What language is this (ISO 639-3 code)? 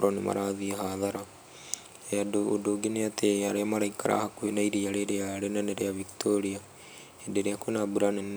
kik